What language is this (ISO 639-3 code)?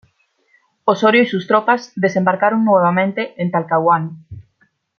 spa